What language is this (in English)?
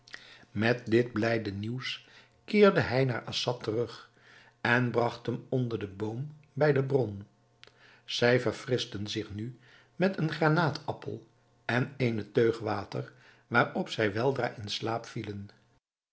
Dutch